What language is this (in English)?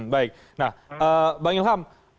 Indonesian